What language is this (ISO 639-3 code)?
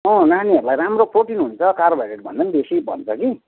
nep